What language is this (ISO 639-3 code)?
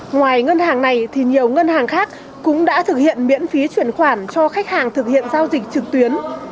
vie